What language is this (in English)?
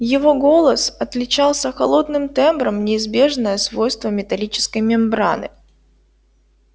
Russian